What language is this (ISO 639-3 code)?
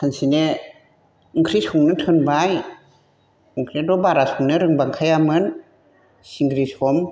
brx